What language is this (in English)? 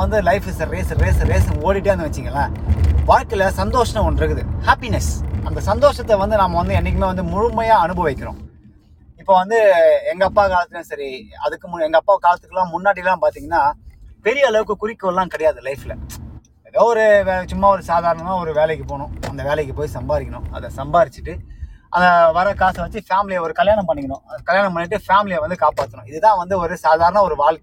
Tamil